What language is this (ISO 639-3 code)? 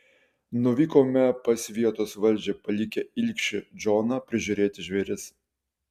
lit